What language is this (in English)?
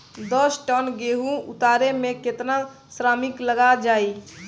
Bhojpuri